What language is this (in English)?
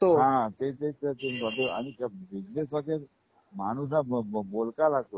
Marathi